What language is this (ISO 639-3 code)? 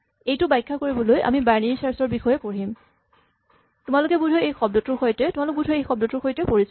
asm